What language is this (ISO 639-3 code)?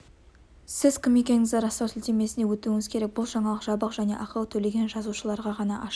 kaz